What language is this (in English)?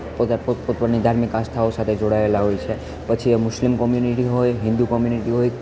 Gujarati